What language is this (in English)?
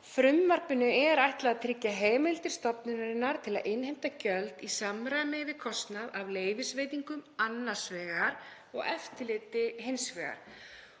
Icelandic